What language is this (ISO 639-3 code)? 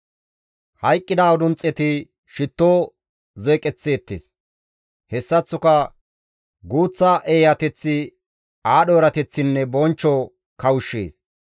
gmv